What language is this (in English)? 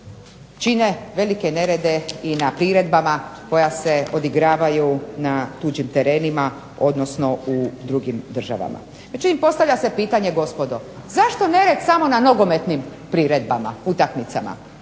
Croatian